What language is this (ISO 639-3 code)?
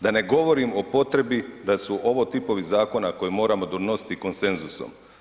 hrv